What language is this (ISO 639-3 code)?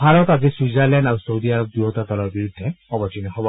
asm